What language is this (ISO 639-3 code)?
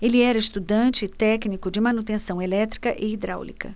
por